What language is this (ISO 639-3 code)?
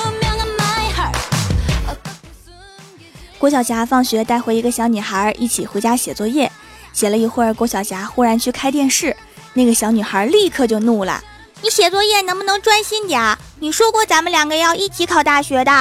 zho